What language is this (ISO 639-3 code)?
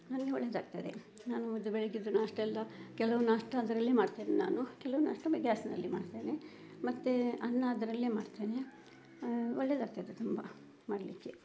kan